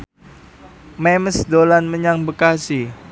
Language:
Javanese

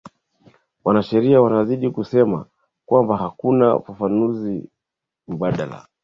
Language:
Swahili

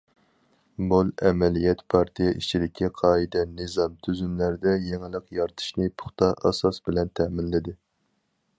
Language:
Uyghur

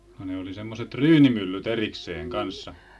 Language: Finnish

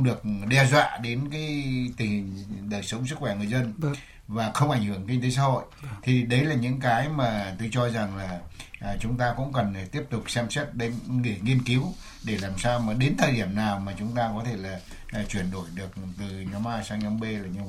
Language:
Vietnamese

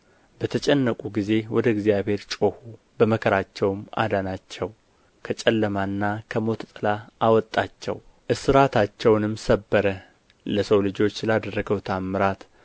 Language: Amharic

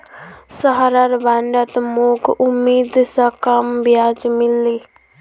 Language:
Magahi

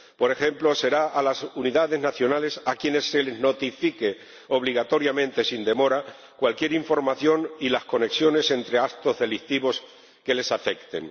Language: Spanish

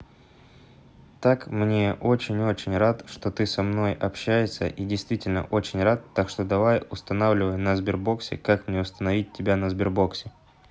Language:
Russian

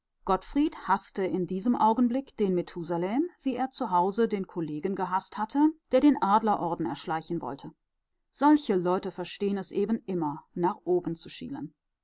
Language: German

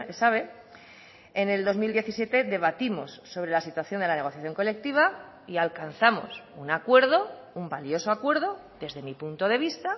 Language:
Spanish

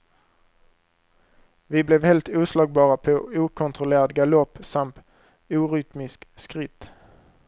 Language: Swedish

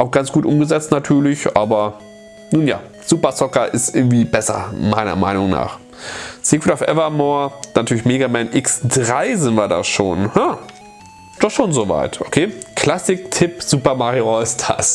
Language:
German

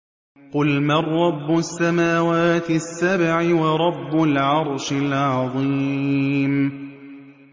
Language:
Arabic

